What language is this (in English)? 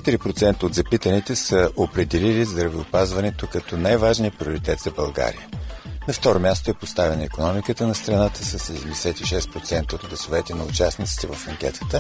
Bulgarian